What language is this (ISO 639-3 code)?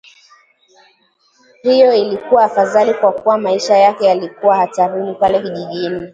swa